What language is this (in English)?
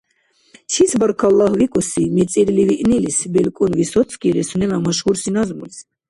Dargwa